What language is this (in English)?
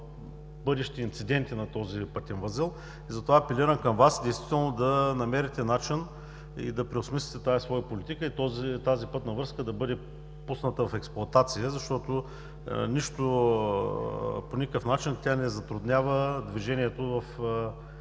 Bulgarian